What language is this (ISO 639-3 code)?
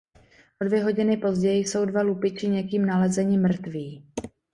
ces